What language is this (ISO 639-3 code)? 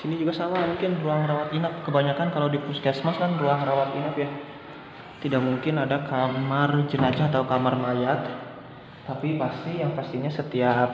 ind